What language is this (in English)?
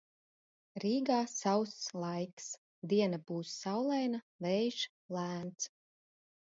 Latvian